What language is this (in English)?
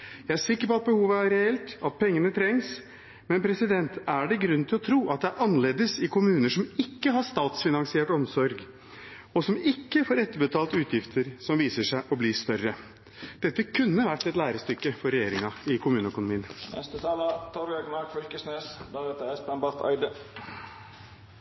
Norwegian